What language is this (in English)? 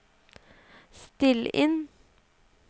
Norwegian